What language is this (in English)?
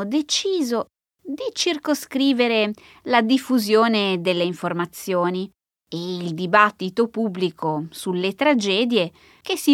Italian